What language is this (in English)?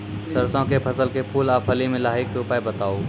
Maithili